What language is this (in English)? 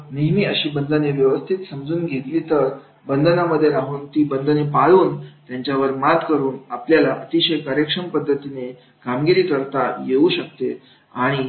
Marathi